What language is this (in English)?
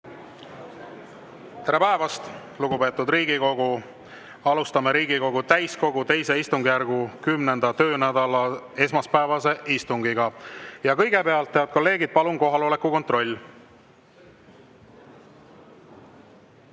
Estonian